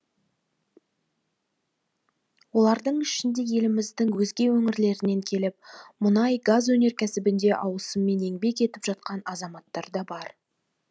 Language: Kazakh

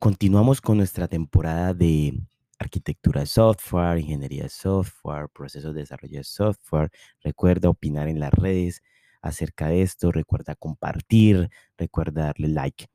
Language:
Spanish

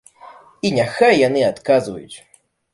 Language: Belarusian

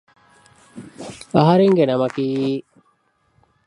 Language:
Divehi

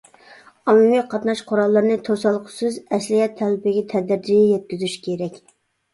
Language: Uyghur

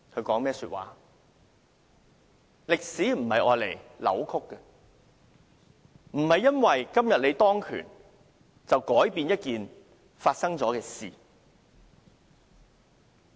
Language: Cantonese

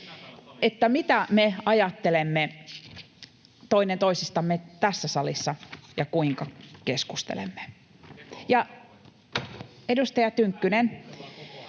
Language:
Finnish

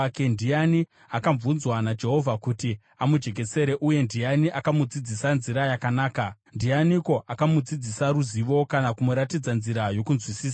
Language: Shona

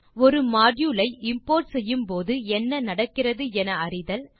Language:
Tamil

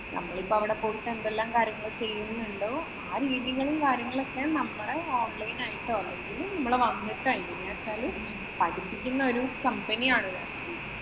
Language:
Malayalam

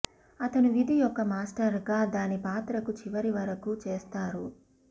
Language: Telugu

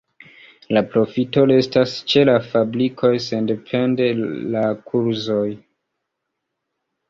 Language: Esperanto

